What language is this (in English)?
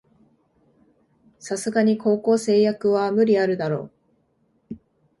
Japanese